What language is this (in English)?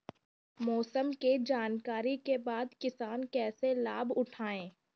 Bhojpuri